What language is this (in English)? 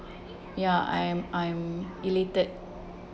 English